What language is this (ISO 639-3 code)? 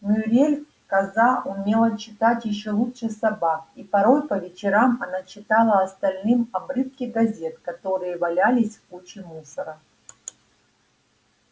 rus